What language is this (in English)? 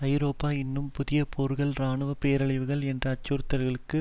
Tamil